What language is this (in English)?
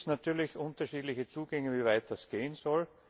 German